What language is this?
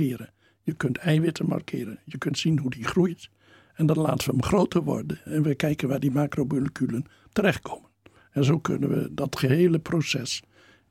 Dutch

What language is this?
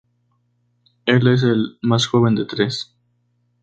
Spanish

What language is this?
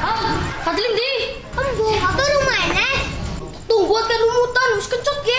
Indonesian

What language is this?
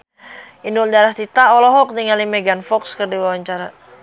Sundanese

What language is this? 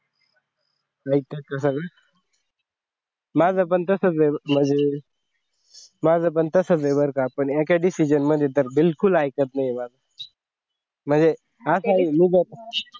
Marathi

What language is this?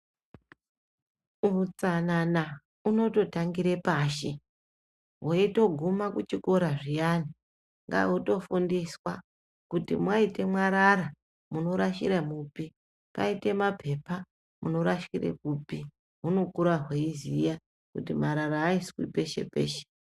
Ndau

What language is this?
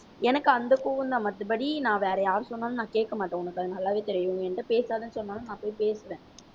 Tamil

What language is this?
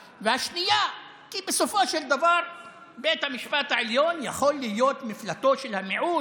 Hebrew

